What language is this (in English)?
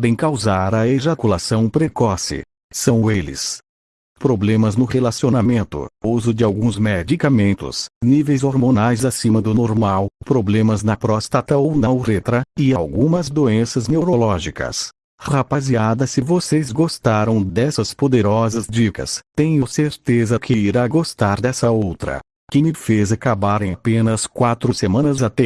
Portuguese